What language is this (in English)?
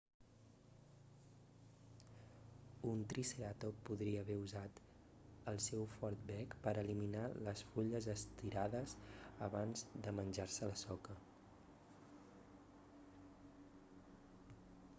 Catalan